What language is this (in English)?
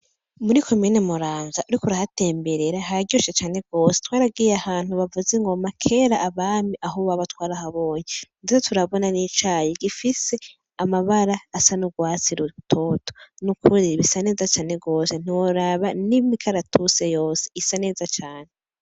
Rundi